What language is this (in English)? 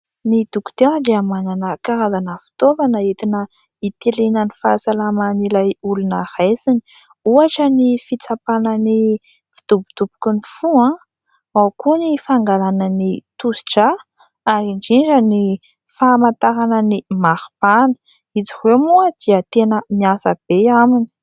Malagasy